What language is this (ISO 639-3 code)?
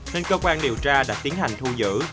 vie